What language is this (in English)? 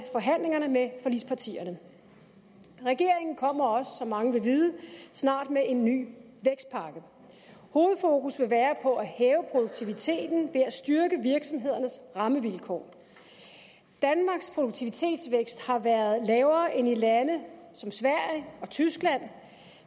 Danish